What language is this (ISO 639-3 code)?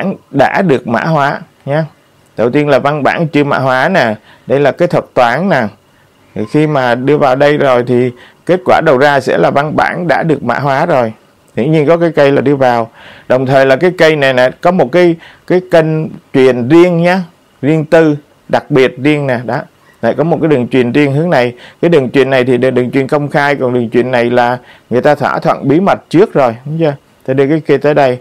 vie